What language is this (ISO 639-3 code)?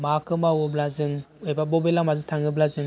brx